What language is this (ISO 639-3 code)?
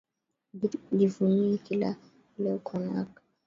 swa